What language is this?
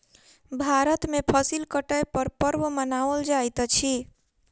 Maithili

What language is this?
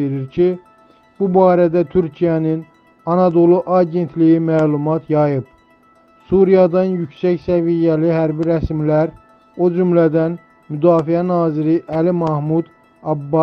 Turkish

